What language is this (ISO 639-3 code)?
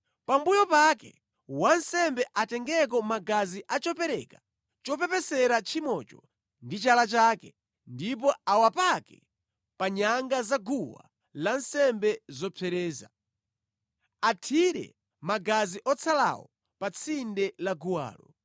nya